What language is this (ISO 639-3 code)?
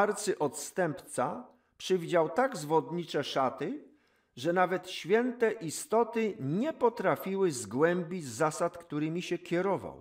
pol